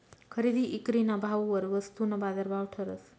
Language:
Marathi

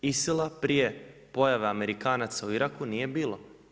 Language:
Croatian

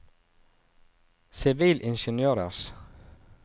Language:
Norwegian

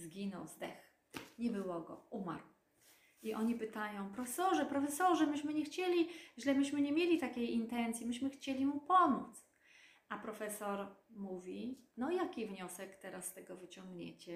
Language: Polish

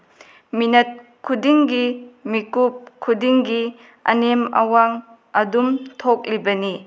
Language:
Manipuri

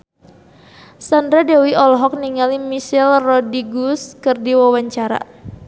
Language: Sundanese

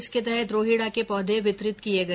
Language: Hindi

